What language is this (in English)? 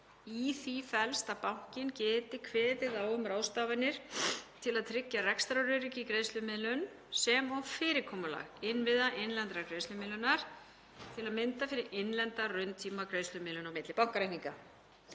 Icelandic